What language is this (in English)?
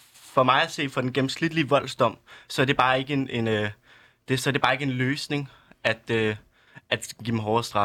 Danish